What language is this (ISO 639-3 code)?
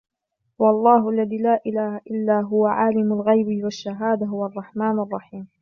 ara